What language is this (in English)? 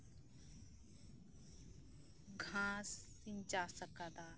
Santali